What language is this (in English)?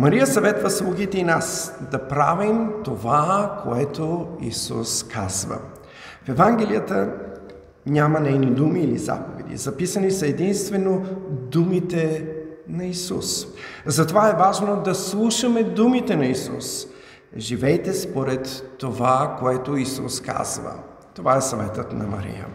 Bulgarian